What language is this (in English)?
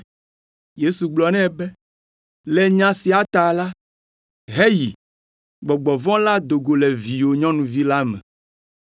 Ewe